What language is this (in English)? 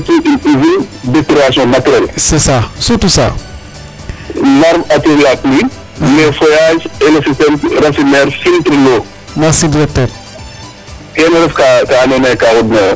Serer